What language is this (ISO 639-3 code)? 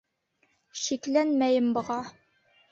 bak